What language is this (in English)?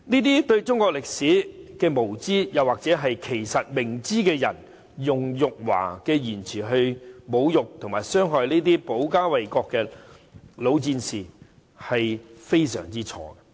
Cantonese